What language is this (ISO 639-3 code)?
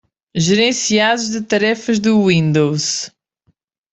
por